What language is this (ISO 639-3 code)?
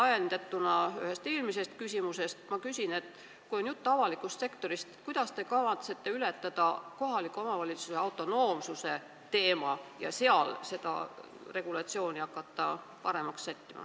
est